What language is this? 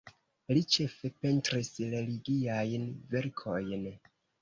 Esperanto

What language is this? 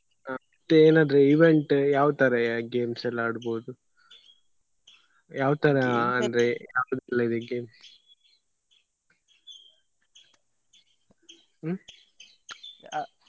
Kannada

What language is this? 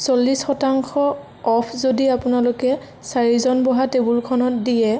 Assamese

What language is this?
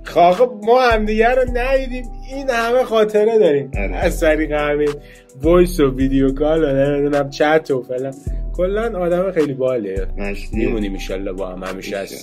Persian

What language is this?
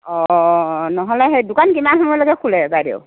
Assamese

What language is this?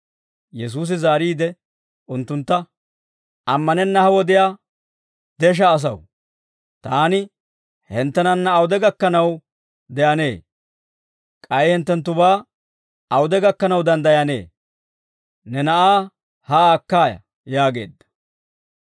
Dawro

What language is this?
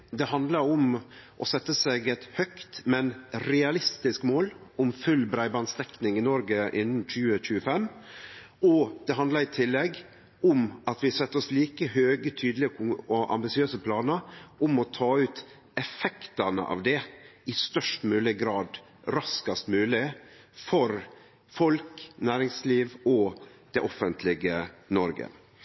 Norwegian Nynorsk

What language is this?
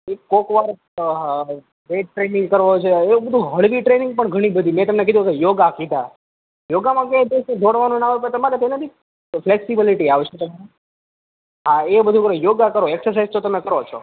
Gujarati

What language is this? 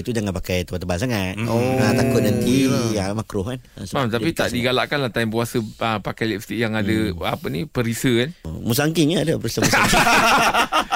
Malay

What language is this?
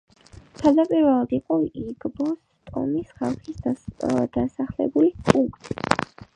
Georgian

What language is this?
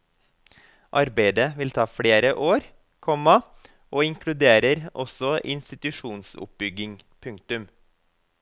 Norwegian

